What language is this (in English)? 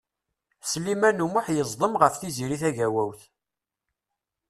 Kabyle